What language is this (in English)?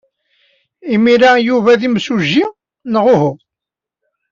Kabyle